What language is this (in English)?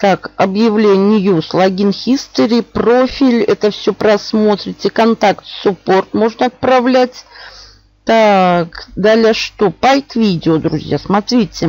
Russian